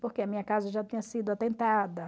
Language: Portuguese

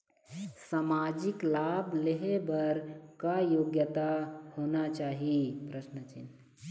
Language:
Chhattisgarhi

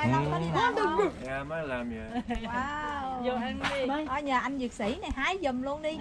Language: Vietnamese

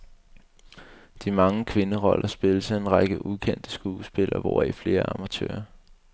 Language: Danish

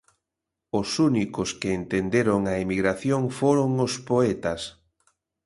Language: Galician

